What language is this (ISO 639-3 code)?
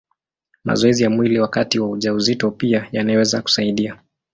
swa